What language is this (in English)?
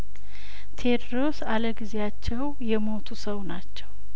Amharic